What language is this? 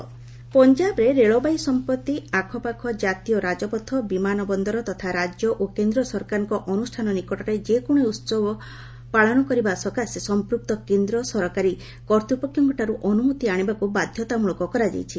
Odia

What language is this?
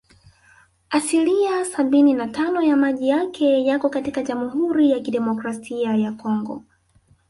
Swahili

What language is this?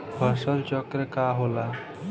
Bhojpuri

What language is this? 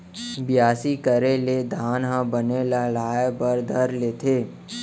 Chhattisgarhi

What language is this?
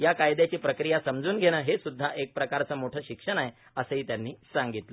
Marathi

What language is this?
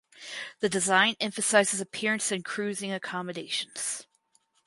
English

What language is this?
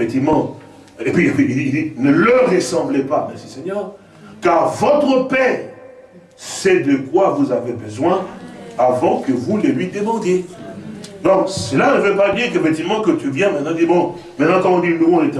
French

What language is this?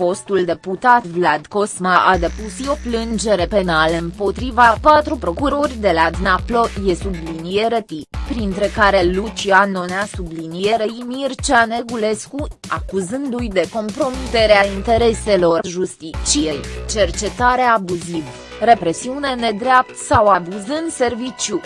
Romanian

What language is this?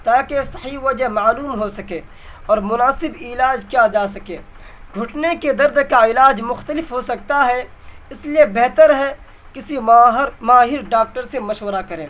Urdu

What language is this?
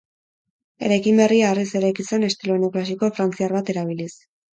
Basque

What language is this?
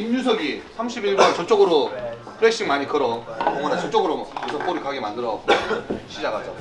Korean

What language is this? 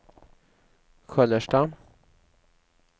Swedish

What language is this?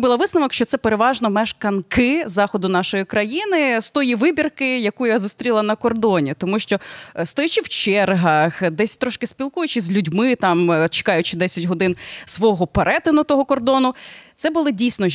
Ukrainian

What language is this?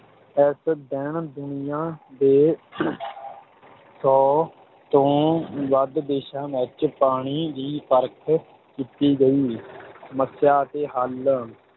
Punjabi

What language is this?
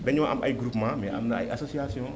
Wolof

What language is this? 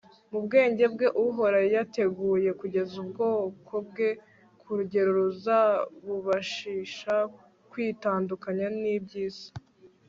Kinyarwanda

